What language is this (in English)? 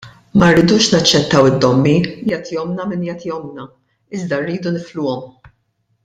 Maltese